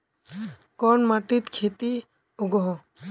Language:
Magahi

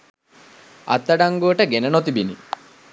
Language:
Sinhala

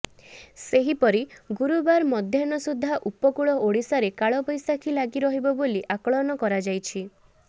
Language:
Odia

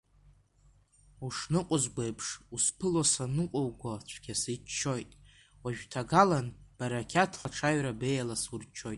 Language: Abkhazian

